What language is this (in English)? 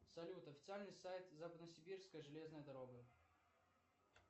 Russian